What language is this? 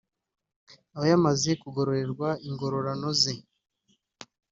Kinyarwanda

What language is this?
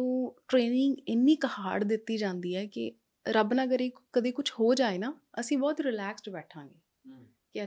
Punjabi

